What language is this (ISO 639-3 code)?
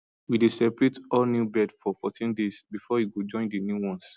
pcm